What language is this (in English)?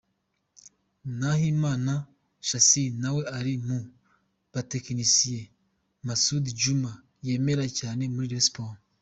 Kinyarwanda